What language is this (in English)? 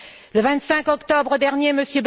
French